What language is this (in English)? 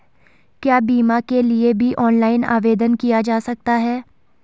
Hindi